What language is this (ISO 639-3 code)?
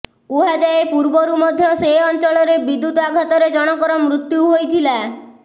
ori